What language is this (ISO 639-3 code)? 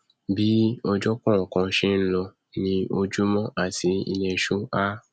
yor